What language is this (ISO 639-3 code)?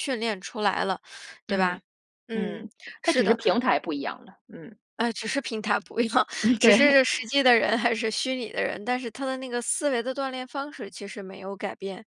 zho